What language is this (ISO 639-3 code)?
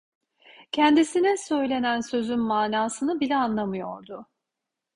tur